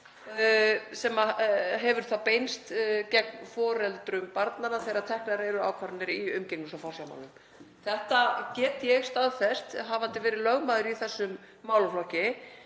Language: Icelandic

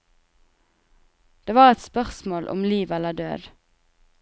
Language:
Norwegian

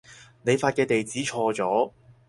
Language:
Cantonese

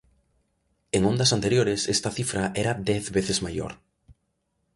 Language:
Galician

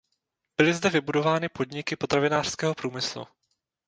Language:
Czech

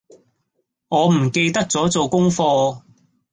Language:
Cantonese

